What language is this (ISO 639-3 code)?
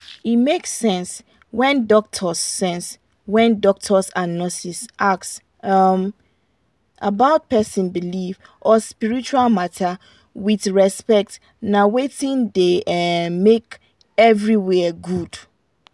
pcm